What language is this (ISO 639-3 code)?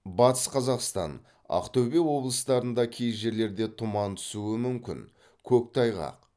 kaz